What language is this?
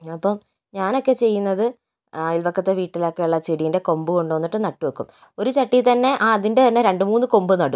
Malayalam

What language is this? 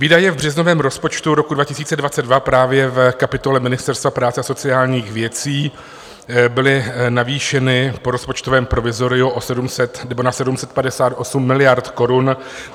Czech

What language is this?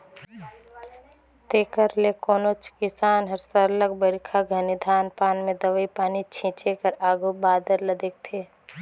Chhattisgarhi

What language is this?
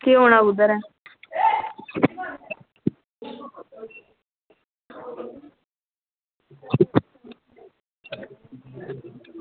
Dogri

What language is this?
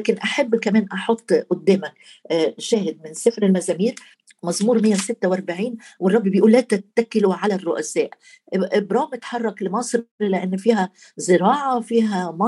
Arabic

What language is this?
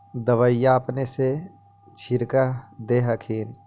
Magahi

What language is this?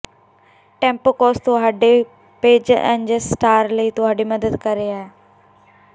Punjabi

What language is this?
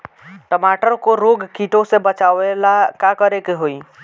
Bhojpuri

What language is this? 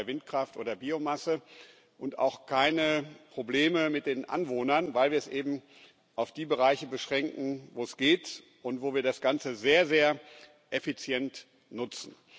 German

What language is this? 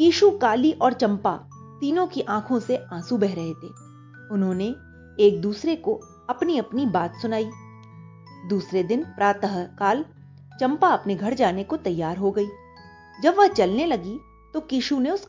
Hindi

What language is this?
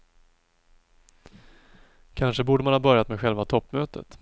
Swedish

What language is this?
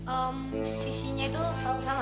Indonesian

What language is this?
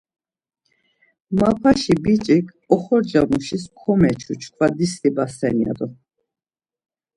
Laz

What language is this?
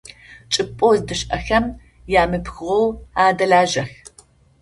Adyghe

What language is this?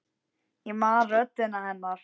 Icelandic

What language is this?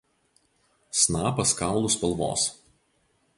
Lithuanian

